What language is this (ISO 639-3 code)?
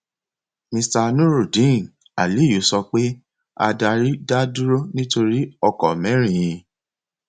yor